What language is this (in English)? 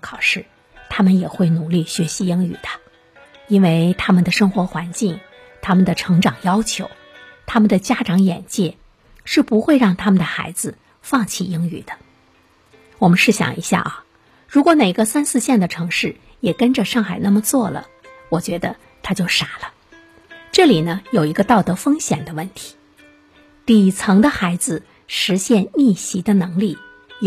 Chinese